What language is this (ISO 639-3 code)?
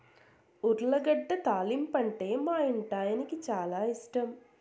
tel